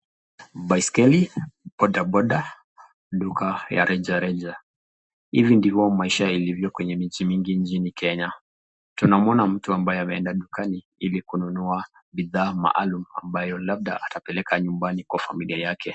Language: Swahili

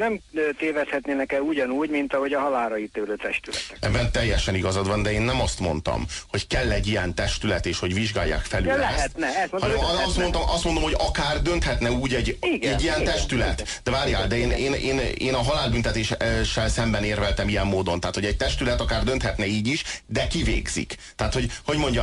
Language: Hungarian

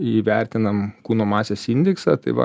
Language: Lithuanian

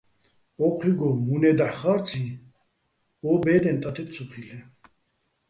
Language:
Bats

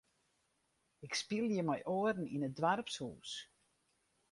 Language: Western Frisian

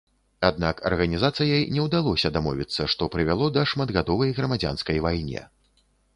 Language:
Belarusian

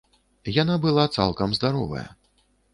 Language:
Belarusian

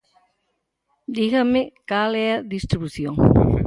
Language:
Galician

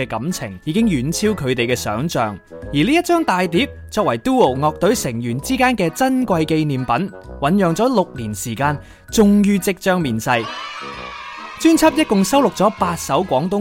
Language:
Chinese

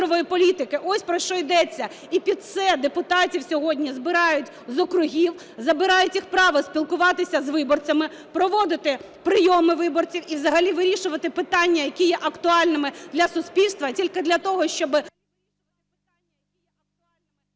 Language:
Ukrainian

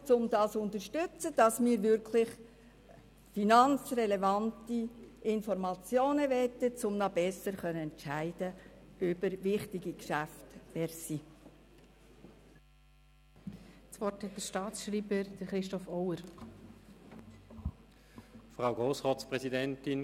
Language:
Swiss German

